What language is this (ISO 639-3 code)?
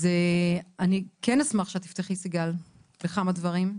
heb